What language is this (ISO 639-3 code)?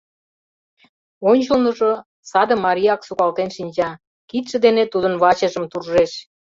chm